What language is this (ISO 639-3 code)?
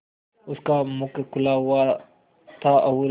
hin